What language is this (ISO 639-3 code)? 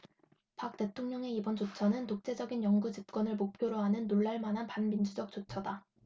kor